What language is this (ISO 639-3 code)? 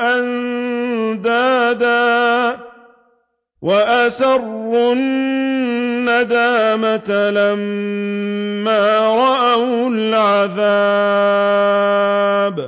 ara